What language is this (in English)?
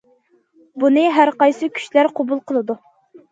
Uyghur